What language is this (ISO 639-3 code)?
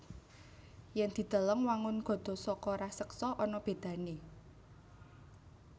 jav